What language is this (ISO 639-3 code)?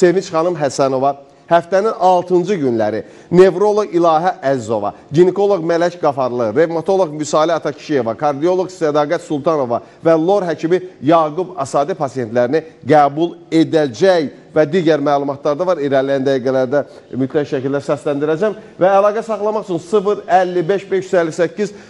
tur